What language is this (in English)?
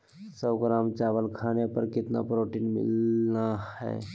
Magahi